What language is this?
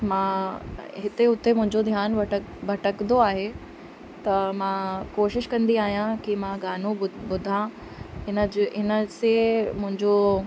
Sindhi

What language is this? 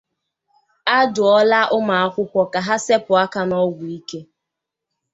Igbo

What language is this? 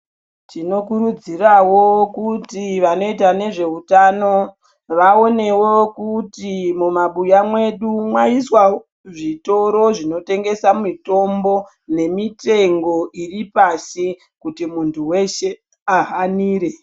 Ndau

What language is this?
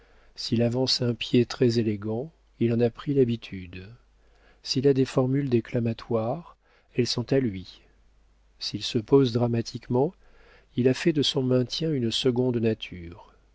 French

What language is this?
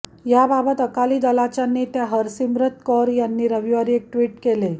Marathi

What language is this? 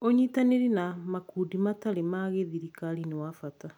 Kikuyu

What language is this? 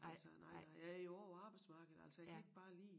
Danish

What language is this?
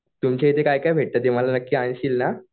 Marathi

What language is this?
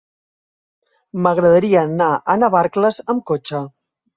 Catalan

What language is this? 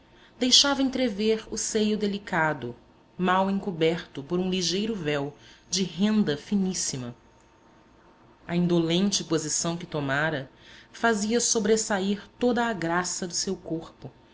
Portuguese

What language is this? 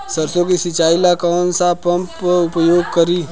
Bhojpuri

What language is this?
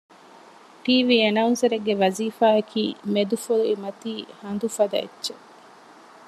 Divehi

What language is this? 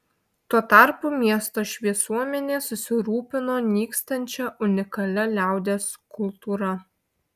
Lithuanian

